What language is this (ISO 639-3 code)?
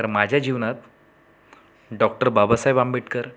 mar